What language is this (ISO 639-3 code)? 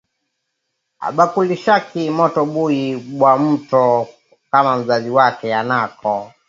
swa